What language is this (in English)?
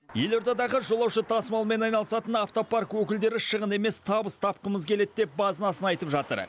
Kazakh